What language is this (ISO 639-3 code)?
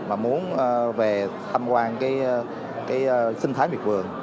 vie